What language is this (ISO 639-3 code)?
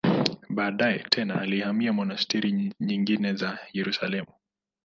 swa